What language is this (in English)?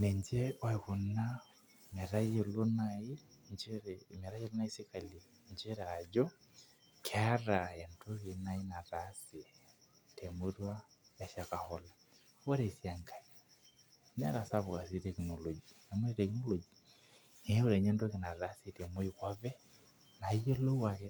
Masai